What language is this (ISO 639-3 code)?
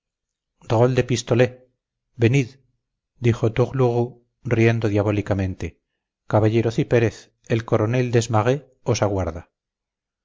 spa